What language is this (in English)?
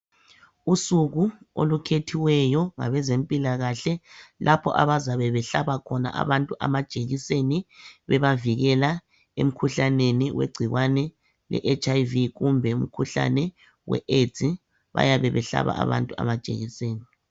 North Ndebele